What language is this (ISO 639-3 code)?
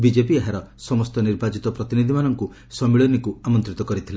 ori